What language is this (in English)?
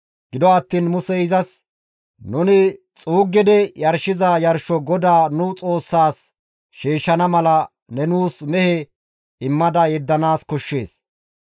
Gamo